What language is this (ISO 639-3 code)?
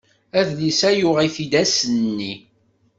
kab